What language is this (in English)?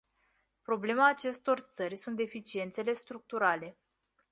Romanian